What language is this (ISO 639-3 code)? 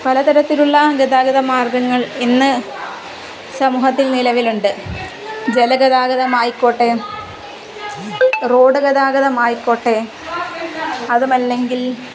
mal